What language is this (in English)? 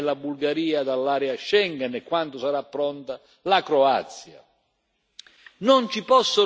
Italian